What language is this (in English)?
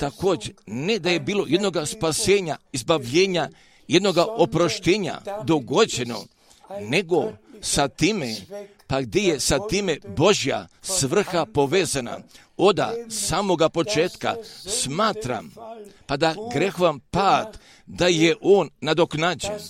Croatian